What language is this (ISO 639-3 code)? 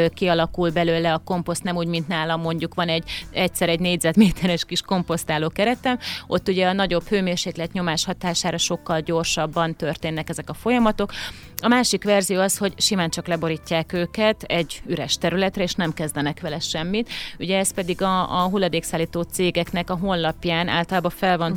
hun